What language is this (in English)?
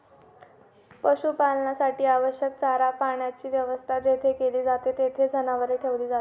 Marathi